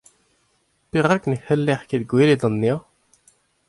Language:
Breton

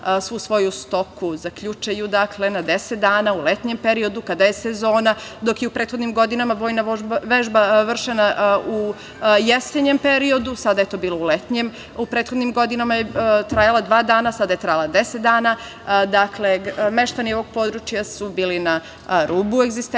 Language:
Serbian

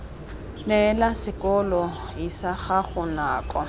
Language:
Tswana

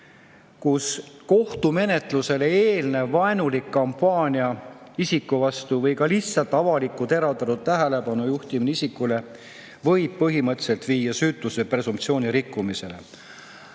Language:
Estonian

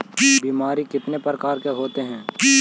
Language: Magahi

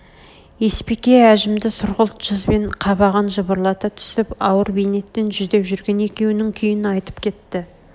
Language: Kazakh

